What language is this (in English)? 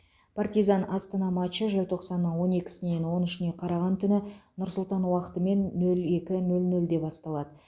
Kazakh